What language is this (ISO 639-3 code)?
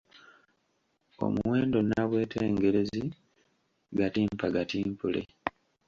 lug